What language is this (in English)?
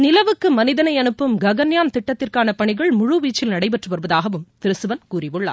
Tamil